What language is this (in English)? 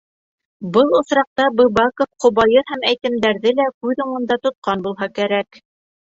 Bashkir